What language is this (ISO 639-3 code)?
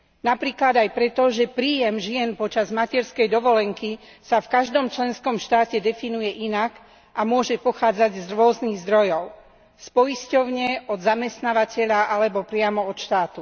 slk